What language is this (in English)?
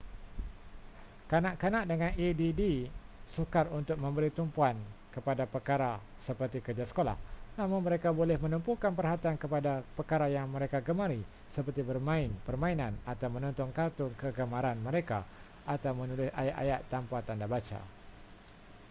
Malay